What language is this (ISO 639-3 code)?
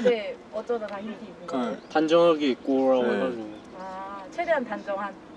kor